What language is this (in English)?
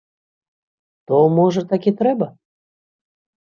Belarusian